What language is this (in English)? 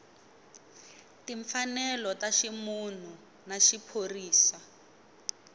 Tsonga